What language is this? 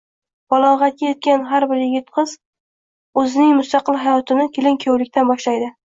Uzbek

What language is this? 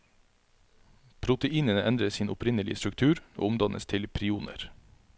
Norwegian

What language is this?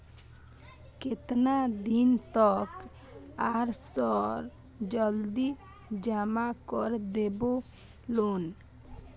Maithili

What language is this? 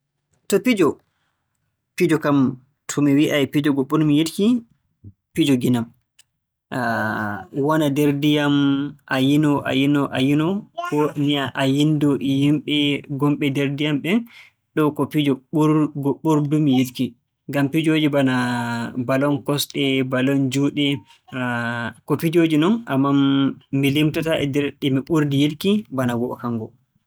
Borgu Fulfulde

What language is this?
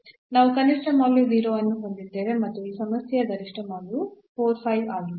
Kannada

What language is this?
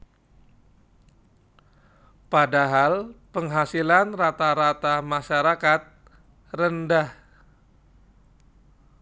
Javanese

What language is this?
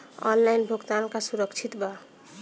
Bhojpuri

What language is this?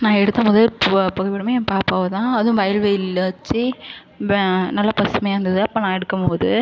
Tamil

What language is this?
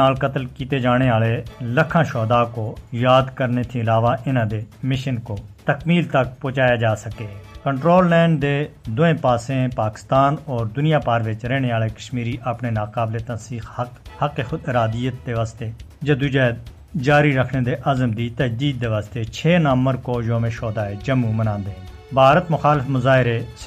Urdu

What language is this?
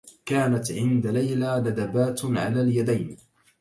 Arabic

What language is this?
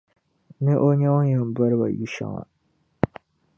Dagbani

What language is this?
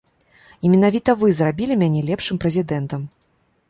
Belarusian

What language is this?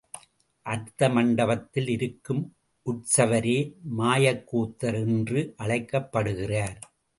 Tamil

